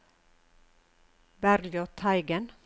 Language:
Norwegian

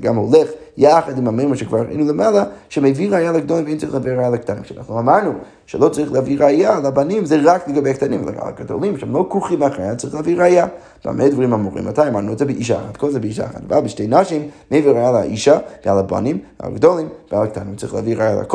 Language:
Hebrew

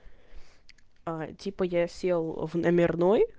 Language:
Russian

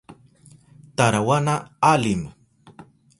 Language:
Southern Pastaza Quechua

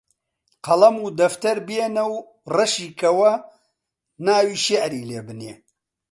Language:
Central Kurdish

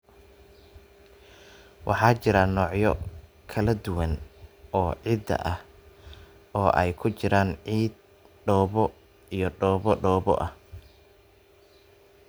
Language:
Somali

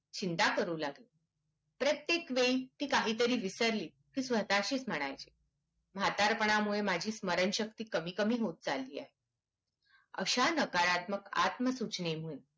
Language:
Marathi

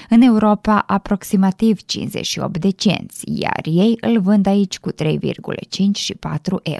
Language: Romanian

